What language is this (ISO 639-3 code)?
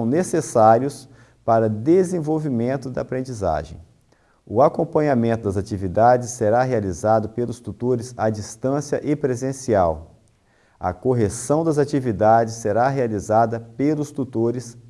por